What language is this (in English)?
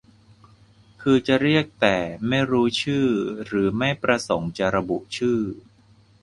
Thai